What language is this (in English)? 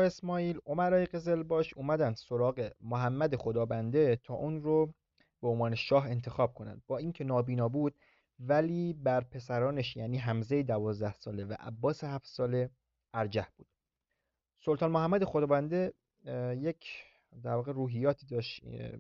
Persian